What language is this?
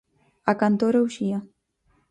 Galician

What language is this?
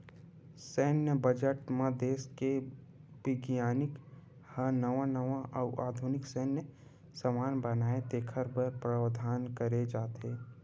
Chhattisgarhi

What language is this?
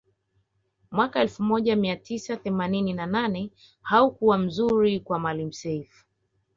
Swahili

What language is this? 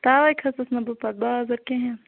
Kashmiri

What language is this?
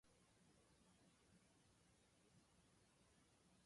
Japanese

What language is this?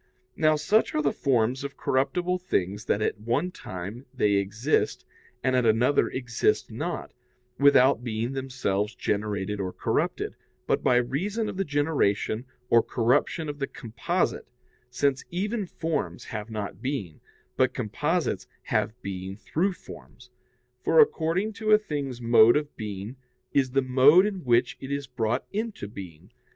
English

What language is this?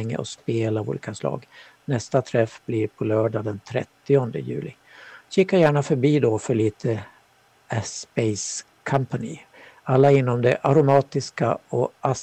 Swedish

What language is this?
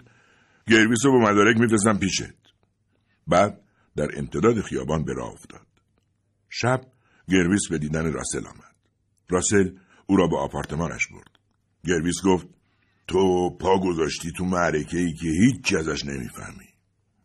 Persian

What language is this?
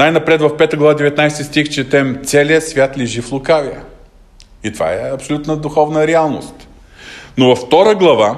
Bulgarian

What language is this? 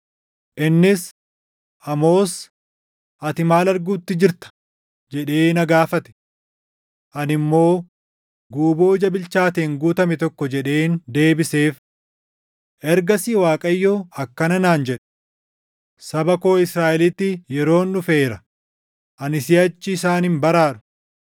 Oromo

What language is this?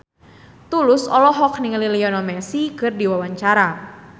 Sundanese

